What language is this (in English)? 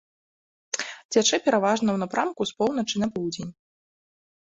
Belarusian